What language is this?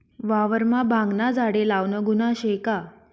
Marathi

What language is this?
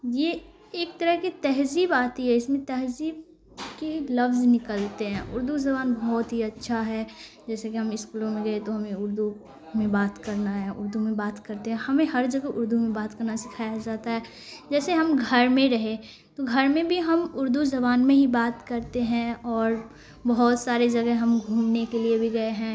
Urdu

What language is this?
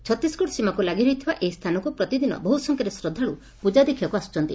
Odia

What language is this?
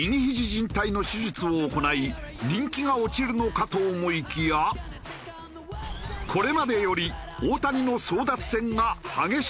Japanese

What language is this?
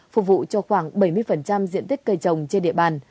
Vietnamese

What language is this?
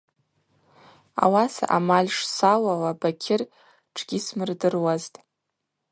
Abaza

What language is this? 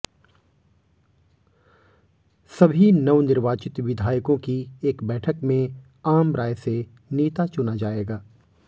Hindi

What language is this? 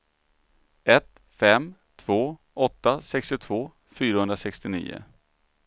Swedish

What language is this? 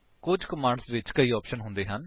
Punjabi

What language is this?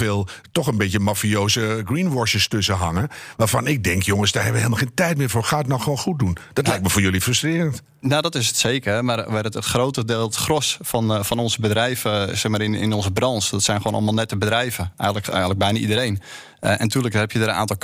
Dutch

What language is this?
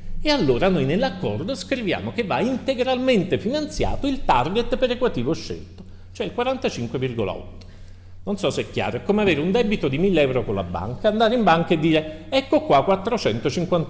Italian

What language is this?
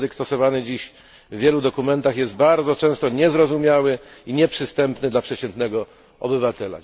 Polish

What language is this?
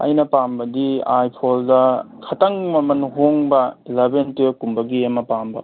Manipuri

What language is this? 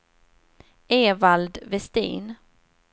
Swedish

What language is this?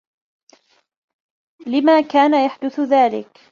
Arabic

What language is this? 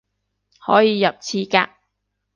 Cantonese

